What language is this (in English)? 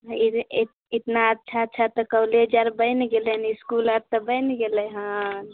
Maithili